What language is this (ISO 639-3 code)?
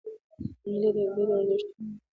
pus